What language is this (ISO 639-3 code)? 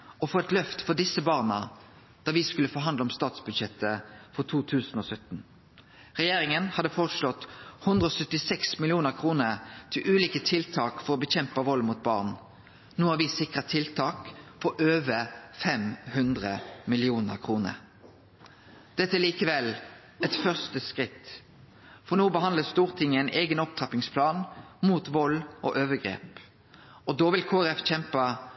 nno